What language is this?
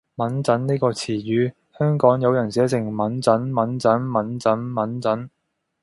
Cantonese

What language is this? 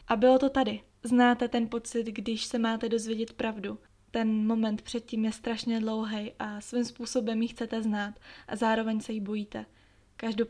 Czech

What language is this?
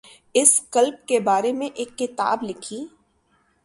Urdu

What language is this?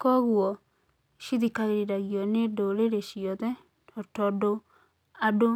Kikuyu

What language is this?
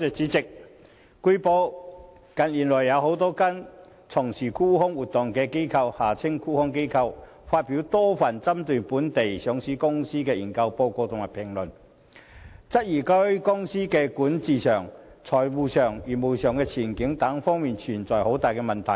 Cantonese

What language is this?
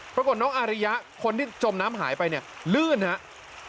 Thai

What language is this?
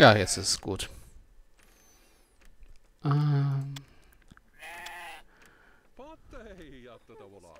German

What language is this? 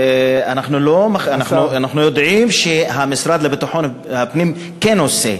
Hebrew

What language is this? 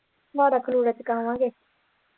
Punjabi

